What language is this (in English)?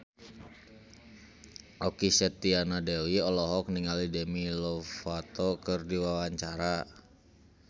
Sundanese